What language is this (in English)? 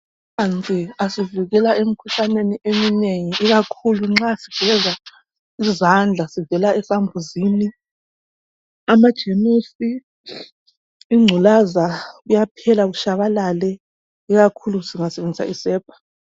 North Ndebele